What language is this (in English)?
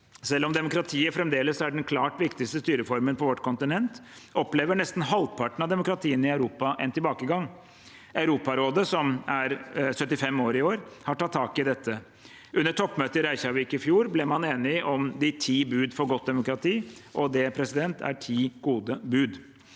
Norwegian